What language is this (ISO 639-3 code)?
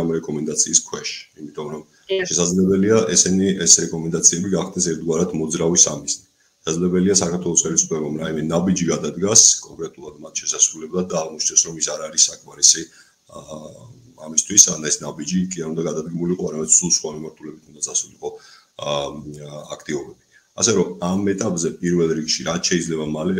ron